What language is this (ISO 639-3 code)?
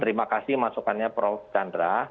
ind